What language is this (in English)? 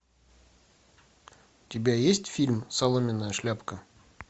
Russian